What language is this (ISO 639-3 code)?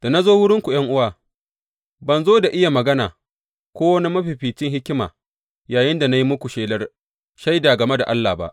hau